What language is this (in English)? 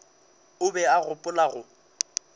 Northern Sotho